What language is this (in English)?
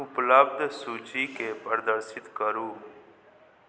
Maithili